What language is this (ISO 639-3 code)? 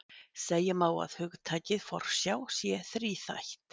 isl